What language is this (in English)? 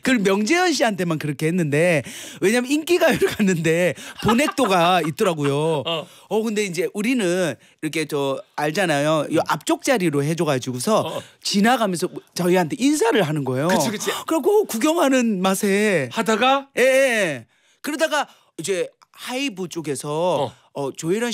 Korean